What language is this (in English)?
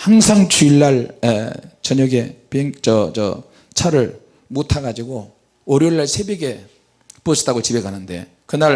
Korean